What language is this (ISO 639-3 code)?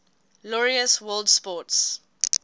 eng